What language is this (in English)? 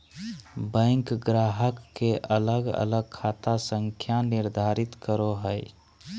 Magahi